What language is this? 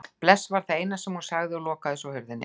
Icelandic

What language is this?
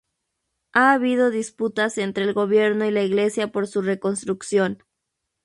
Spanish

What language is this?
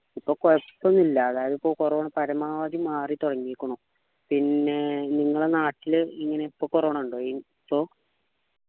Malayalam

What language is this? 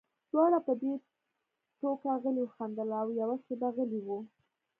Pashto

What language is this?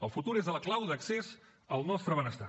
Catalan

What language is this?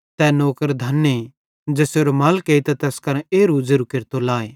Bhadrawahi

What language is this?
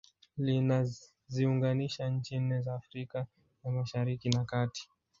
Swahili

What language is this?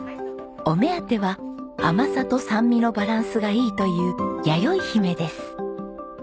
Japanese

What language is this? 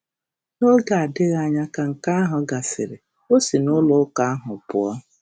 Igbo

